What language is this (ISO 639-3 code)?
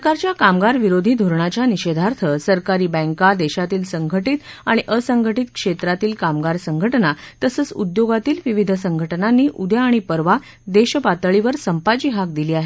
mar